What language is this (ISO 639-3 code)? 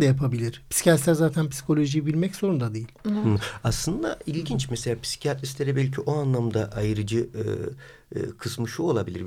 tur